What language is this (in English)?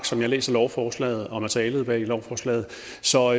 Danish